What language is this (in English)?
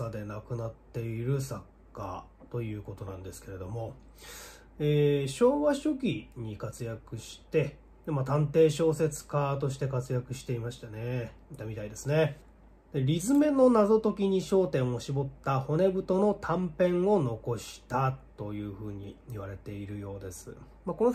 Japanese